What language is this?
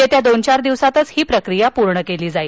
Marathi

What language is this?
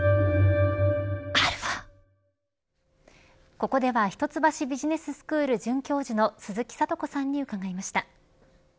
Japanese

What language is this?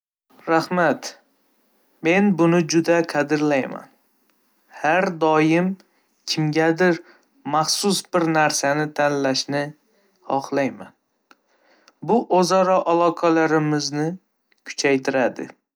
Uzbek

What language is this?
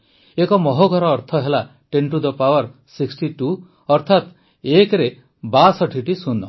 Odia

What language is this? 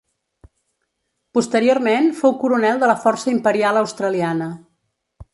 Catalan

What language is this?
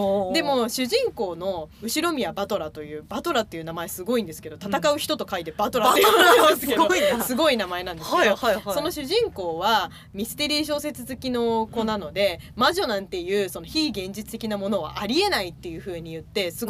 Japanese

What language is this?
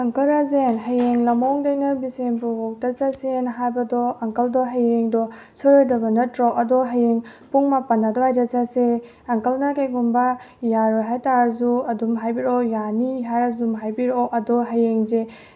Manipuri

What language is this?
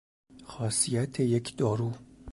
Persian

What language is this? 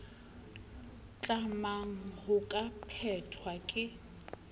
Southern Sotho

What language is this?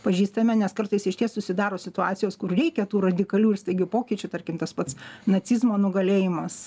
Lithuanian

